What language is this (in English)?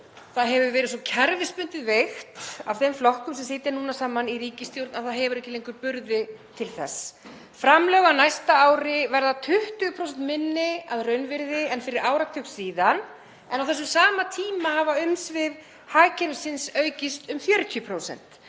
Icelandic